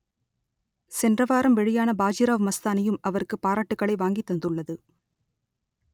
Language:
Tamil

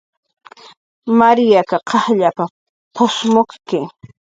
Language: Jaqaru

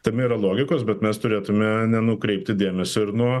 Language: Lithuanian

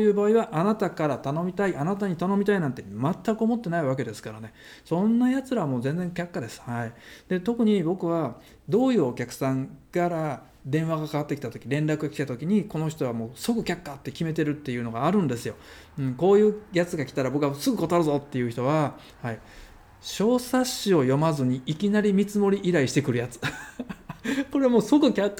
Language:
Japanese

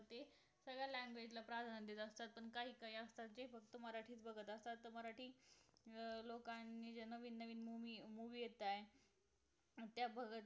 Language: Marathi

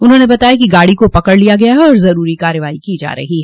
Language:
Hindi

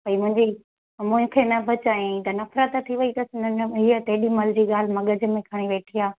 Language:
Sindhi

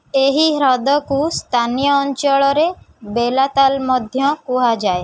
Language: Odia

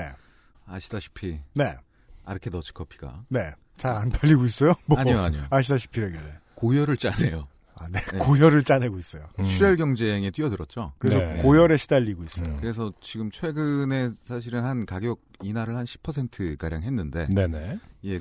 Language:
Korean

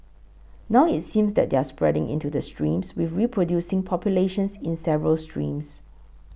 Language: English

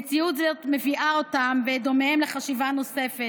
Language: Hebrew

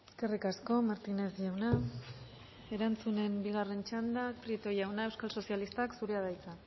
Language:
Basque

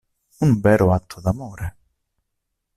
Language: Italian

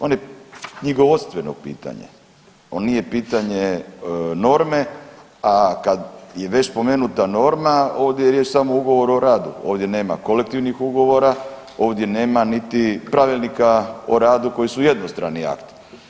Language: Croatian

